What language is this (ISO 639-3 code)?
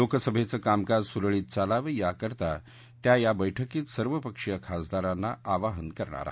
mar